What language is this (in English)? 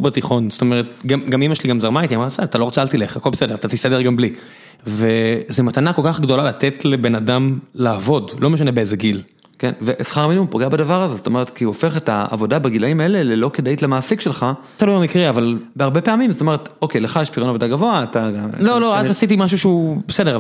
Hebrew